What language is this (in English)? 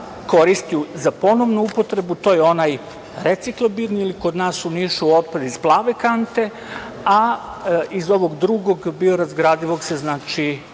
Serbian